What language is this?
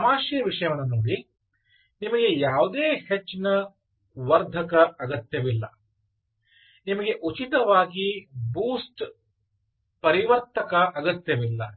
Kannada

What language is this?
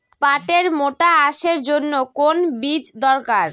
Bangla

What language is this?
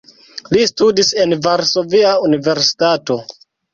Esperanto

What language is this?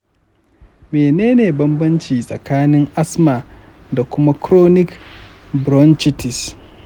Hausa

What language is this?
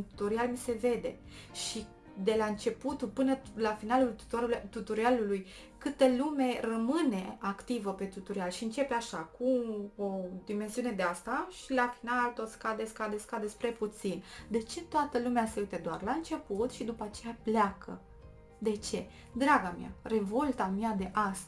Romanian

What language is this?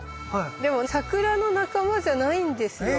Japanese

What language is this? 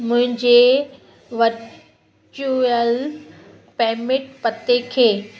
Sindhi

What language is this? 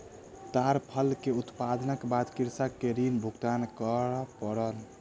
Maithili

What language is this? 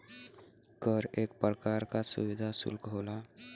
Bhojpuri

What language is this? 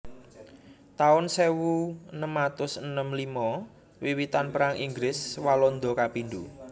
Javanese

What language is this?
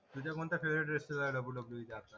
Marathi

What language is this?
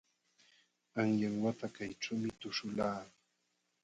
Jauja Wanca Quechua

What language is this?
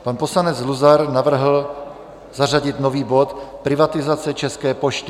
Czech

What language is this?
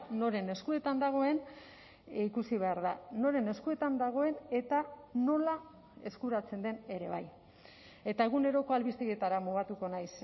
Basque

